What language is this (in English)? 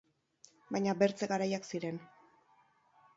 Basque